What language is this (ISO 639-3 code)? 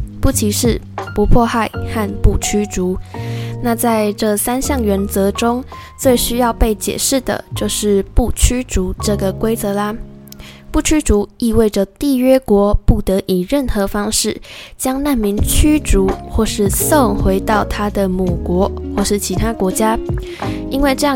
zho